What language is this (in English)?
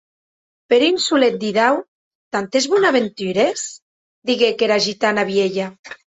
Occitan